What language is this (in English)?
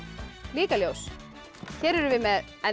Icelandic